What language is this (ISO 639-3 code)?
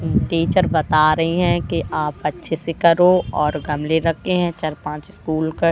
hin